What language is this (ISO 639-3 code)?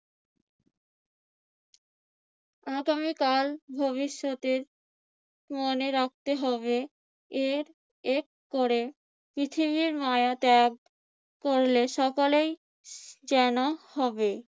ben